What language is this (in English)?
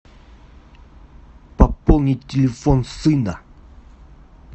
Russian